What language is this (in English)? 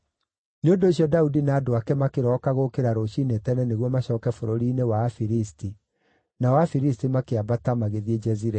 Kikuyu